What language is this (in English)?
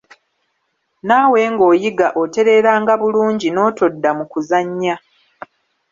Ganda